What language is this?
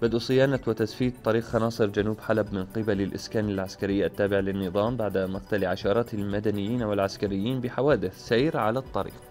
Arabic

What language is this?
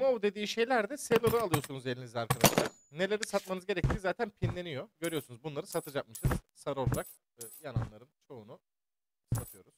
Turkish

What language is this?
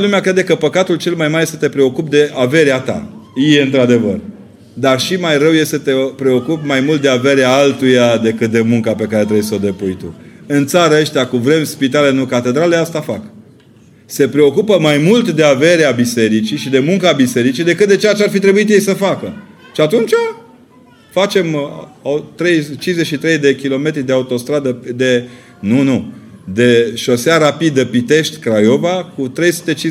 Romanian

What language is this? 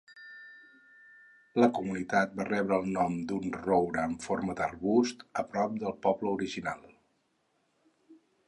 Catalan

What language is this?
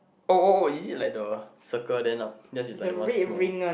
English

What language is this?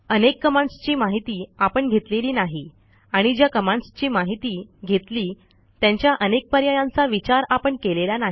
Marathi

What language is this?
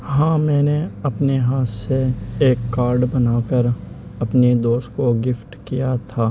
Urdu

